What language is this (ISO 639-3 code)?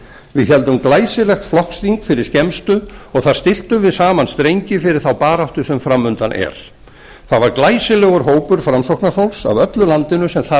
isl